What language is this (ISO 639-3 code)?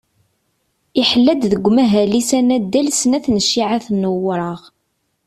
kab